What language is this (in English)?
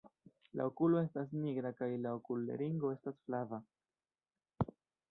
Esperanto